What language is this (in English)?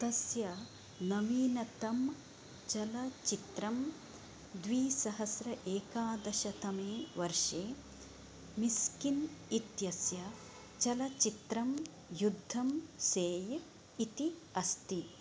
Sanskrit